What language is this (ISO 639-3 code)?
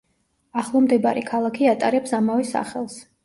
kat